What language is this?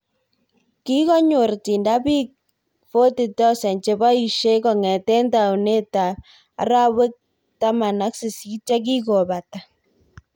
Kalenjin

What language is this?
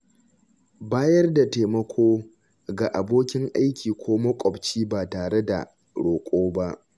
Hausa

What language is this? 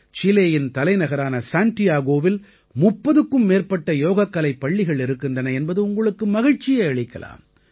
Tamil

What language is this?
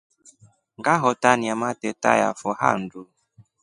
Rombo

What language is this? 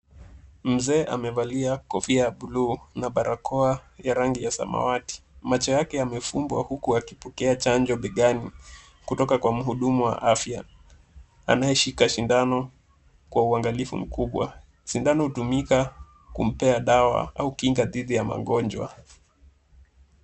Swahili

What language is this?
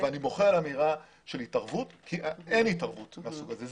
Hebrew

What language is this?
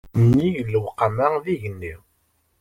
Kabyle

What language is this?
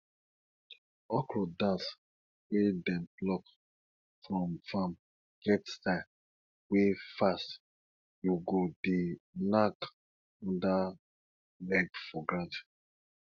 Nigerian Pidgin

